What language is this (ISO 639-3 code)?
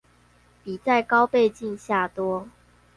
zho